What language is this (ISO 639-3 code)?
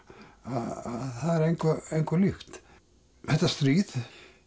isl